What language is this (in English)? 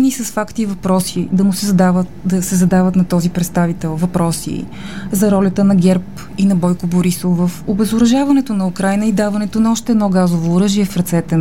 Bulgarian